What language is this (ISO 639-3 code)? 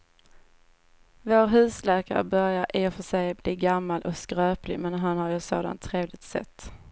swe